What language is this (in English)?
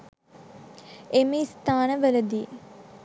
Sinhala